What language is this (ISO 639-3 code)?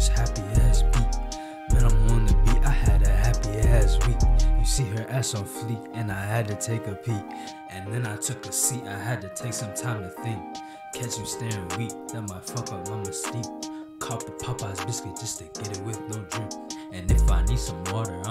eng